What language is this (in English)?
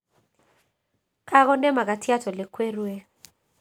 Kalenjin